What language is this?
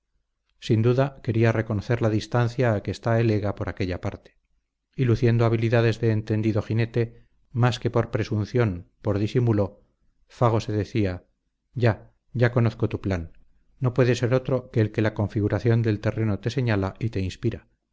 Spanish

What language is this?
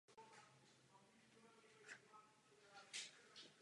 Czech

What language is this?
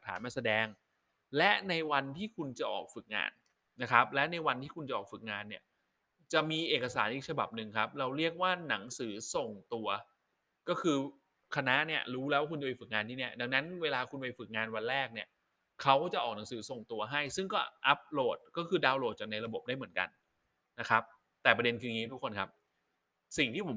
Thai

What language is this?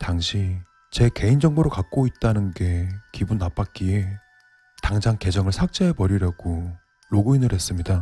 Korean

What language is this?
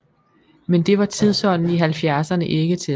Danish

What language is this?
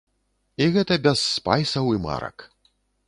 Belarusian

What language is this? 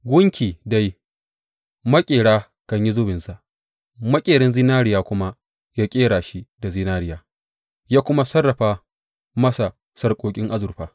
Hausa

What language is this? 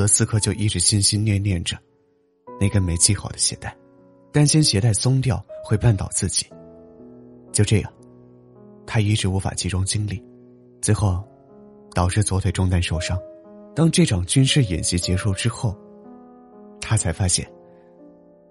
Chinese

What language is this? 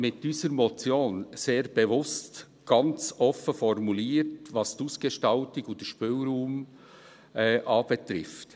Swiss German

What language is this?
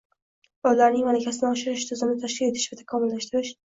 Uzbek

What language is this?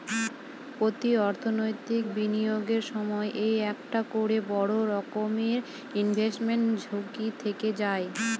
Bangla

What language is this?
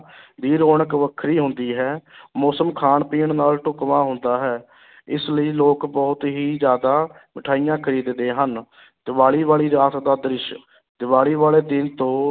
Punjabi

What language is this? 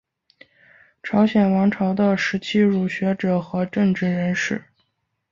Chinese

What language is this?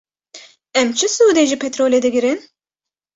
Kurdish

